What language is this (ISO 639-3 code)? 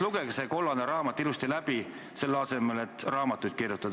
est